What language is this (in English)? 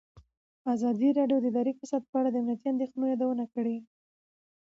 Pashto